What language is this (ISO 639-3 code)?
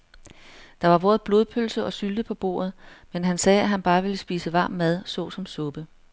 dan